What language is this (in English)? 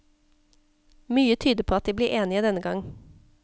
Norwegian